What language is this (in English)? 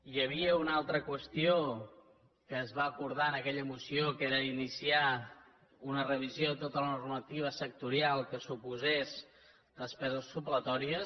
Catalan